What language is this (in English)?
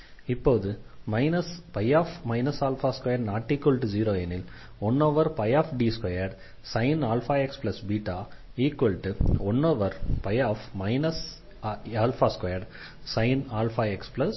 Tamil